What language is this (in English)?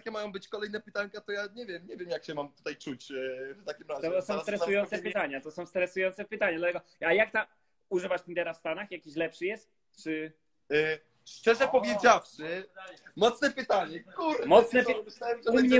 Polish